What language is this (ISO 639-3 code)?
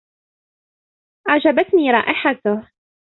ara